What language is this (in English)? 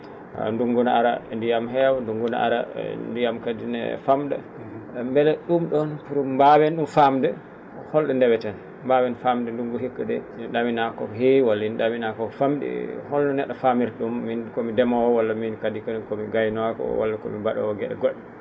Fula